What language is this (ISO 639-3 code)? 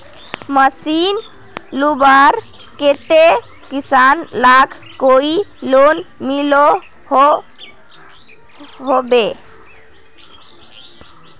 mag